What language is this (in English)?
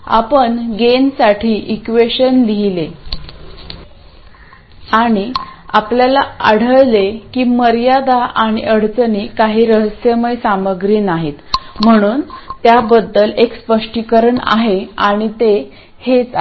Marathi